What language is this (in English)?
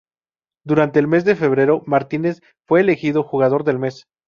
Spanish